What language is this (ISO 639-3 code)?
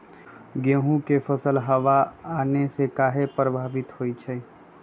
mag